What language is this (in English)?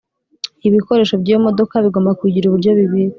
Kinyarwanda